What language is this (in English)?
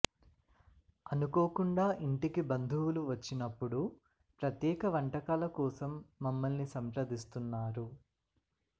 Telugu